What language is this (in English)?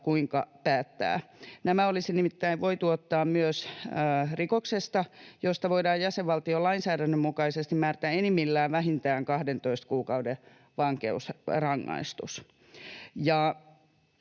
Finnish